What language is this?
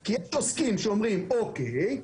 Hebrew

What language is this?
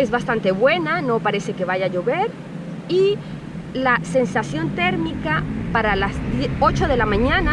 Spanish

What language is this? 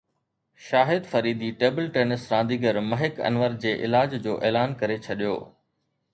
Sindhi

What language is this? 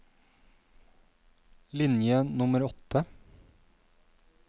Norwegian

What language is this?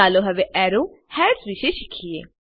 Gujarati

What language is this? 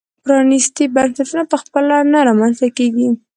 Pashto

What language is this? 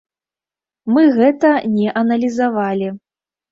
Belarusian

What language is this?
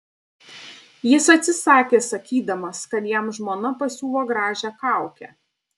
Lithuanian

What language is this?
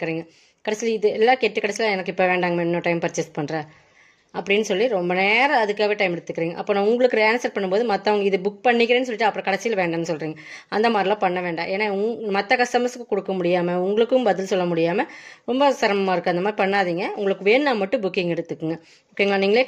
Romanian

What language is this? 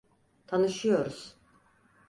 Turkish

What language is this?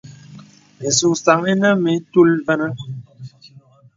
Bebele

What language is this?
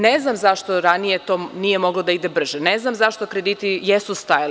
Serbian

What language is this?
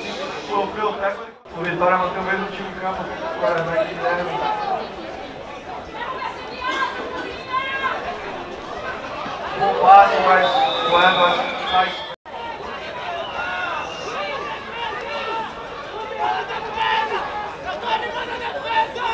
Portuguese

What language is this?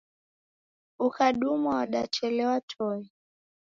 Taita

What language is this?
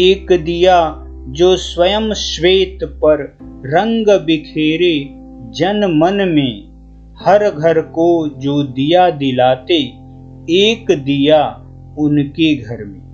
Hindi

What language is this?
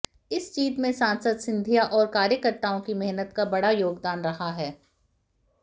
Hindi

